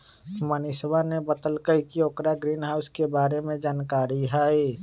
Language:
Magahi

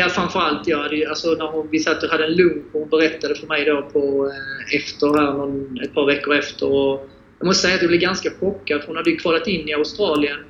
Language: Swedish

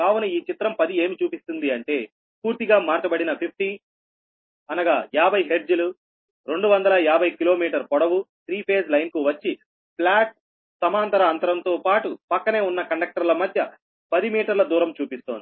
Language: Telugu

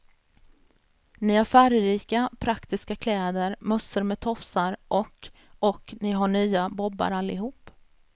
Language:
Swedish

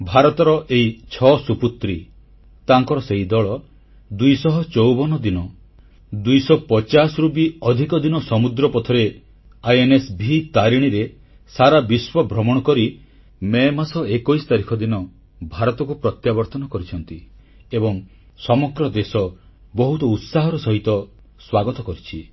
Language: Odia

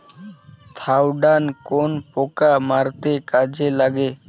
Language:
Bangla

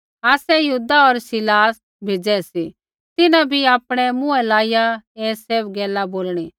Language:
Kullu Pahari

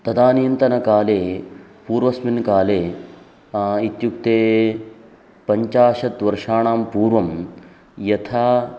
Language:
Sanskrit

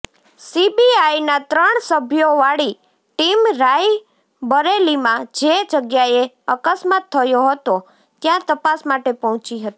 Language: Gujarati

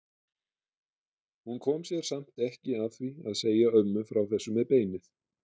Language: Icelandic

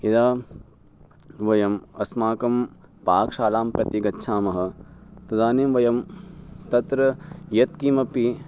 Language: Sanskrit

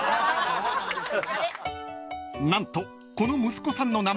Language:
Japanese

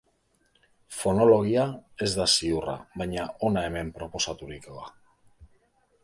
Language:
Basque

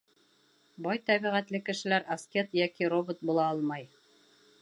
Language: Bashkir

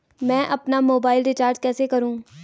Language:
Hindi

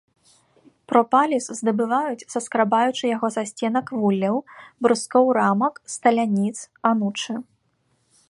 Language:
Belarusian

